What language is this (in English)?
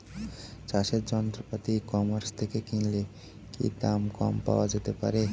Bangla